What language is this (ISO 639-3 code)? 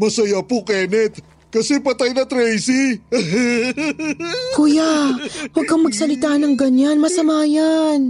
fil